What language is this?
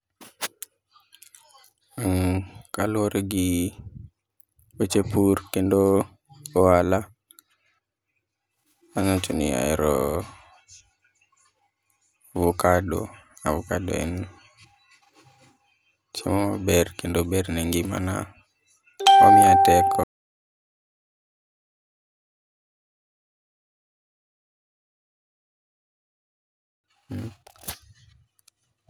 Luo (Kenya and Tanzania)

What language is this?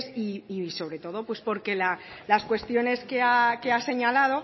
Spanish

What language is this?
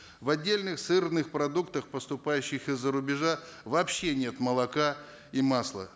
Kazakh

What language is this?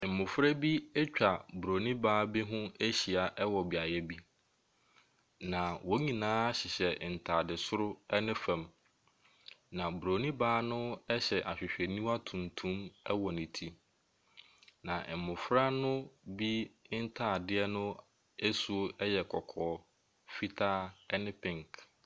Akan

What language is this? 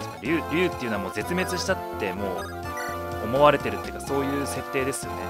Japanese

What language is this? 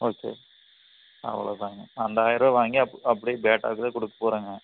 Tamil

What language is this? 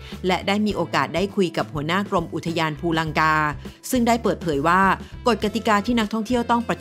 Thai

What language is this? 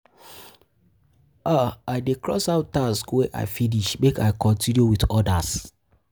Nigerian Pidgin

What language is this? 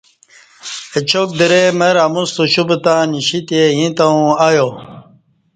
Kati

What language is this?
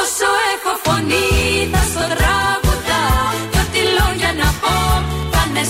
Greek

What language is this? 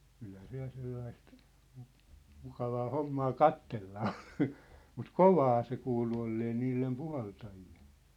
Finnish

